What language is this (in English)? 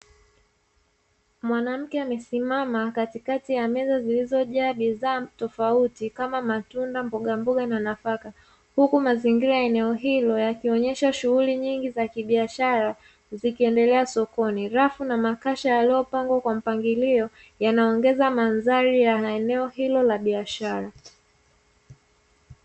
Swahili